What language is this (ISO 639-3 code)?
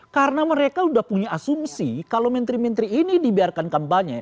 ind